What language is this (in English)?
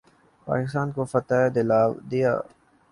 Urdu